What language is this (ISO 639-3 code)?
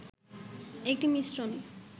ben